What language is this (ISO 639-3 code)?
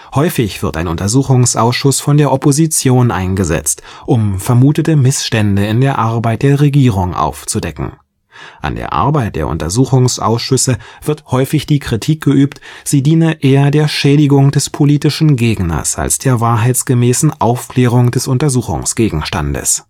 deu